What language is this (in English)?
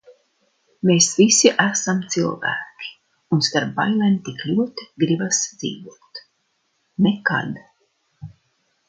Latvian